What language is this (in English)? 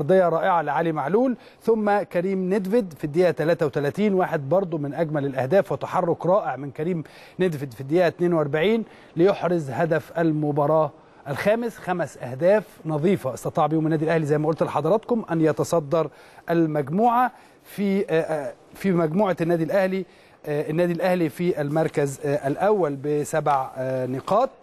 Arabic